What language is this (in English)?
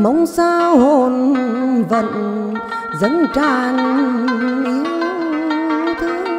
Vietnamese